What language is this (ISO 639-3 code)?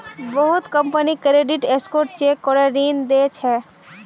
mag